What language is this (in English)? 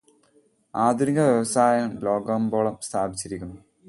Malayalam